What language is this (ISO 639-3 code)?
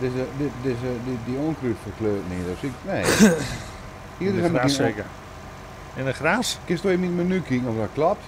nld